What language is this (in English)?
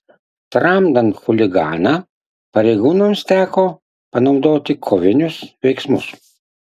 Lithuanian